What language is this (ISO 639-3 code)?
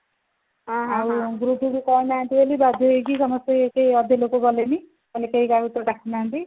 ori